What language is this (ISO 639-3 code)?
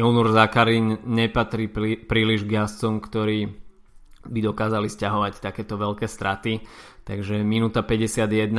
slk